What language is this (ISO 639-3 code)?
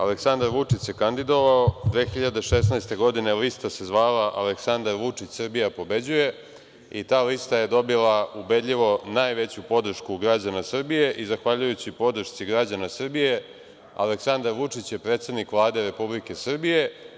srp